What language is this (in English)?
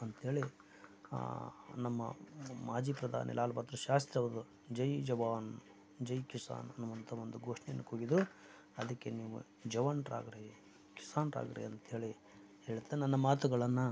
Kannada